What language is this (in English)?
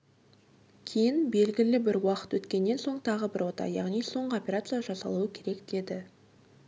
Kazakh